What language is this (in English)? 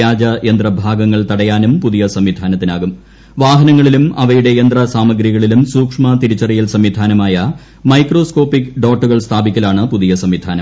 Malayalam